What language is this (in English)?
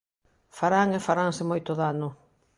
Galician